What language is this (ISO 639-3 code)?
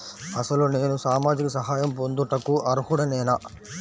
tel